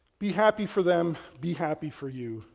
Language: English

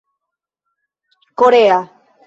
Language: Esperanto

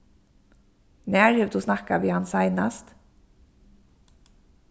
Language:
Faroese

